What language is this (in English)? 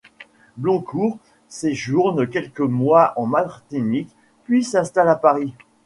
French